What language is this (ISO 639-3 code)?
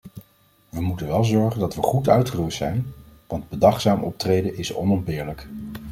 nld